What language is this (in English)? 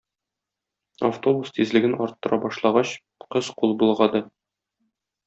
Tatar